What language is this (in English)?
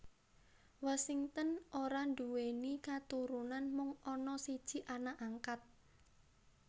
Javanese